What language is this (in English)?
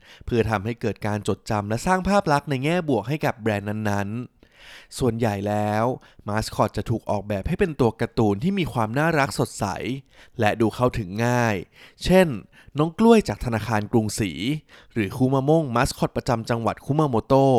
Thai